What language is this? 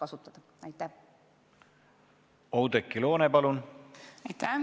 Estonian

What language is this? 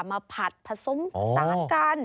Thai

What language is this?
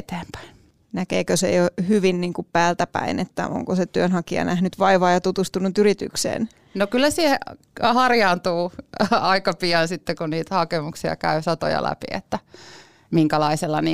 Finnish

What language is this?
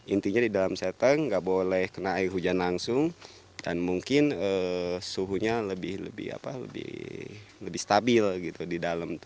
Indonesian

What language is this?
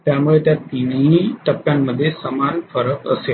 Marathi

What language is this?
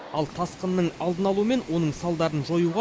Kazakh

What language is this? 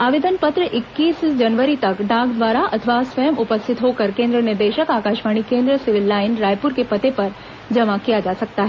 Hindi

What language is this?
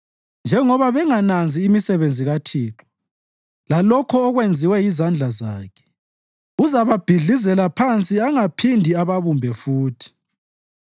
North Ndebele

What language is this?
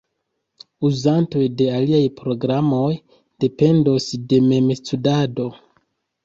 Esperanto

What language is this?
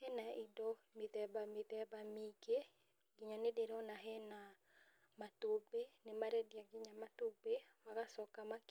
Kikuyu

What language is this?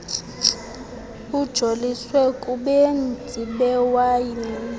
Xhosa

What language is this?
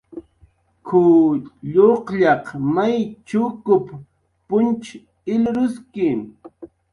Jaqaru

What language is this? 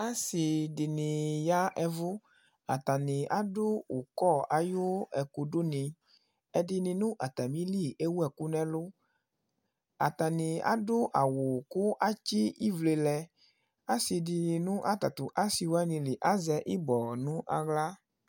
Ikposo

